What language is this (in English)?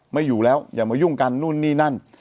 Thai